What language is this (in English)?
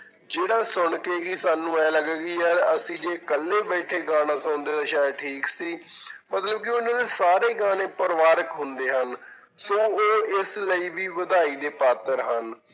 Punjabi